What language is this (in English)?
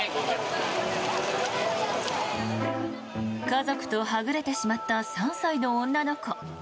Japanese